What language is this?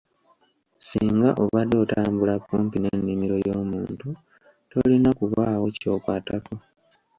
Ganda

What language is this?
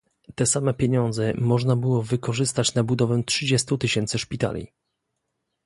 Polish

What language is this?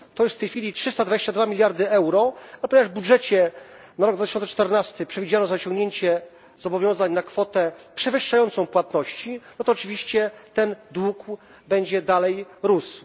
Polish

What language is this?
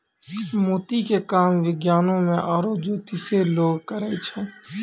Maithili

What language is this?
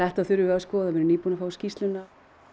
Icelandic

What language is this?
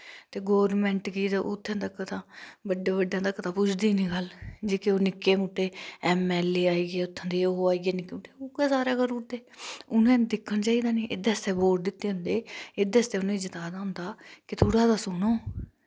Dogri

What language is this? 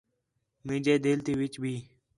Khetrani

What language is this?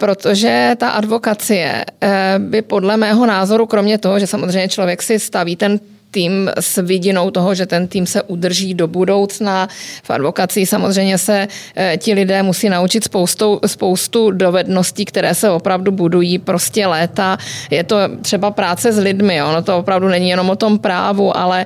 Czech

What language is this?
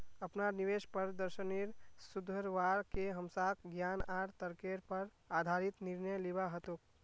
Magahi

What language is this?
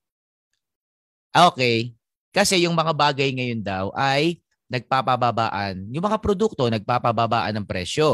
Filipino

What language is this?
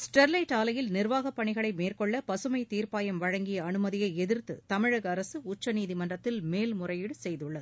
Tamil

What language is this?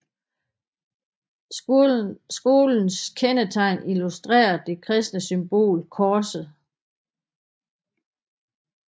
Danish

